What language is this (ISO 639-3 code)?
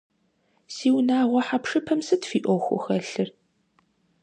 kbd